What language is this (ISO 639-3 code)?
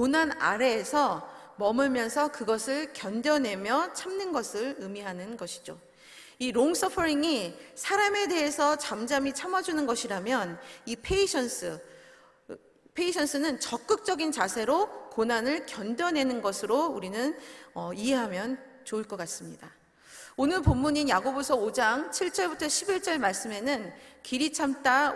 kor